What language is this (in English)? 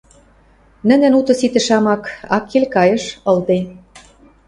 Western Mari